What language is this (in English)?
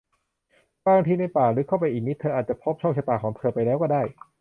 Thai